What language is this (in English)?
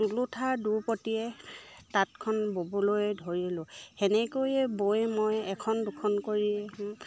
Assamese